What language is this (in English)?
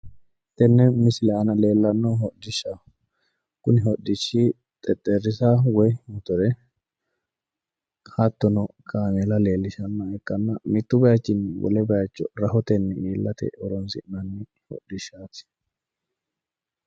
Sidamo